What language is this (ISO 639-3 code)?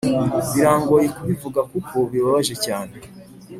kin